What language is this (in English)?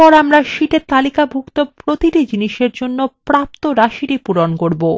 Bangla